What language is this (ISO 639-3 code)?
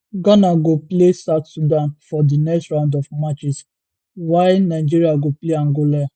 pcm